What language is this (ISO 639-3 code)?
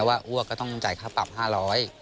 tha